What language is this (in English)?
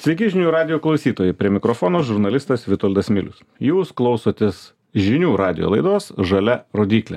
Lithuanian